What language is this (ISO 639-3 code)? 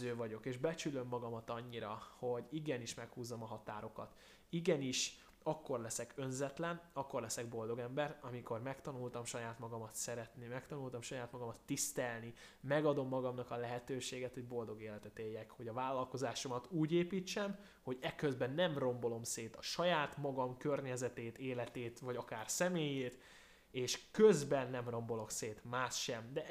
hun